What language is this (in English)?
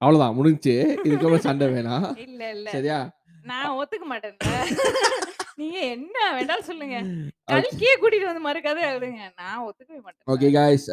Tamil